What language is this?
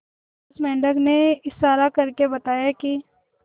Hindi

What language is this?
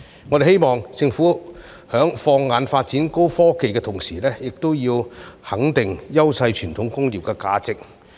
Cantonese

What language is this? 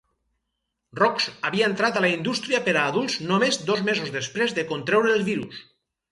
Catalan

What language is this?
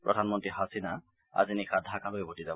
Assamese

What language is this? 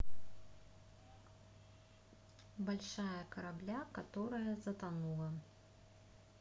Russian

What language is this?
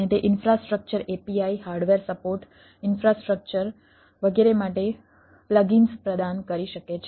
Gujarati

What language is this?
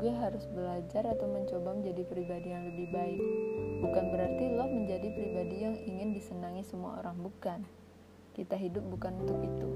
Indonesian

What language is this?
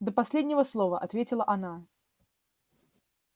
Russian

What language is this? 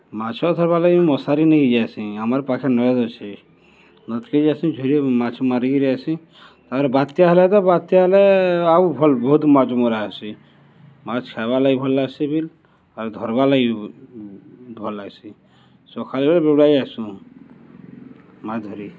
Odia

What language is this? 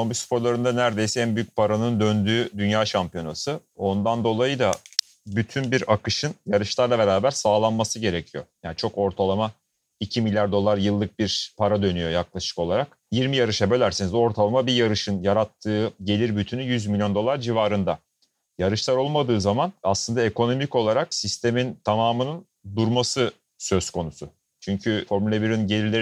Turkish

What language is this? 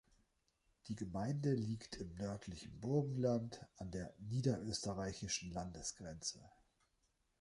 German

